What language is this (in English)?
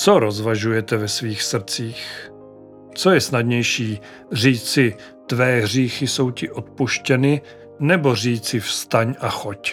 Czech